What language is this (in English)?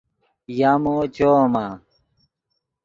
Yidgha